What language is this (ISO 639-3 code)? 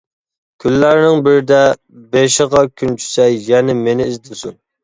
uig